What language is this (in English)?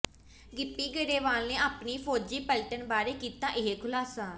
Punjabi